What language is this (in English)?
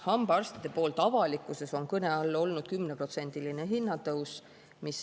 Estonian